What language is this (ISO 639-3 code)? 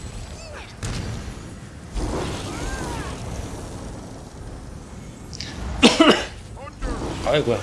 kor